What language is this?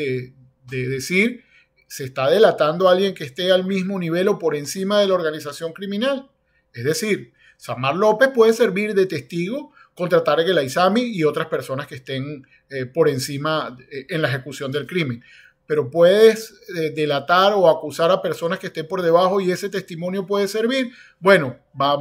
Spanish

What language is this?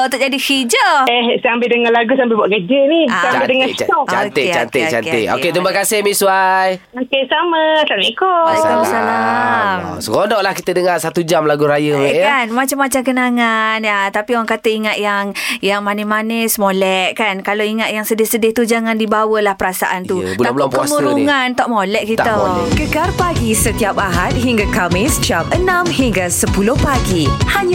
Malay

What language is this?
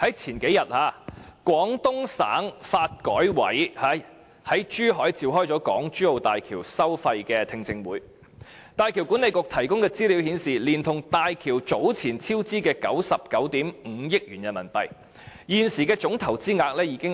Cantonese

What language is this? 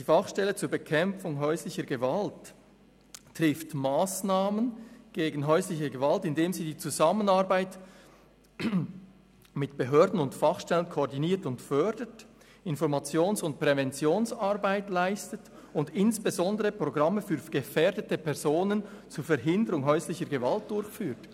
Swiss German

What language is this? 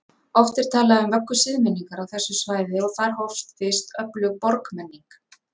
Icelandic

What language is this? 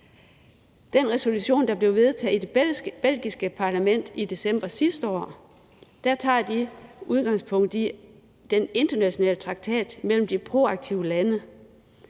Danish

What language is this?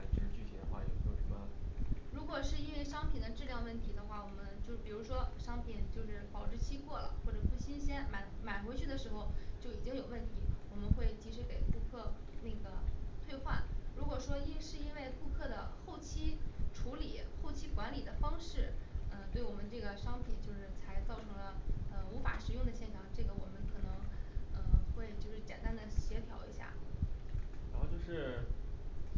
Chinese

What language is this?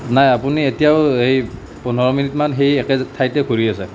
Assamese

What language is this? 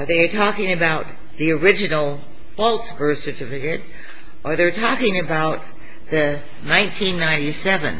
English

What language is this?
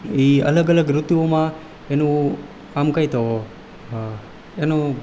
Gujarati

